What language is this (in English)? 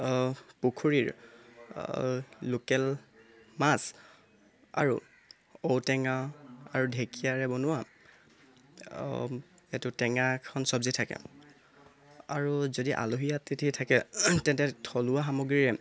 Assamese